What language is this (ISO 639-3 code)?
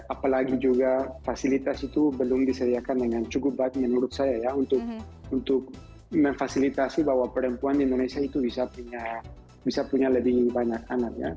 ind